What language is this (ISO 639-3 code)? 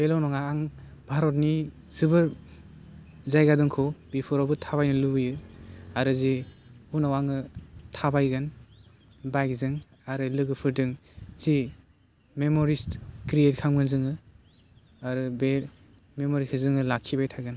brx